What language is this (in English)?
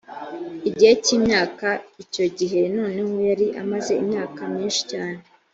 Kinyarwanda